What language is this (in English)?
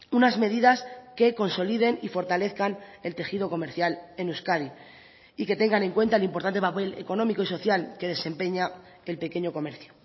Spanish